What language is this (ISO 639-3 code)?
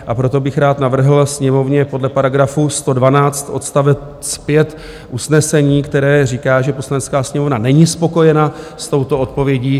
ces